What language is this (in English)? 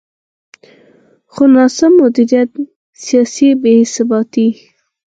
Pashto